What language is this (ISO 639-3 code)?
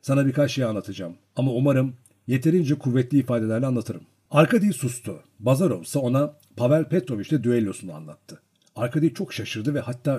tur